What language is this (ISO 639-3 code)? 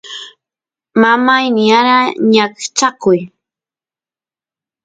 qus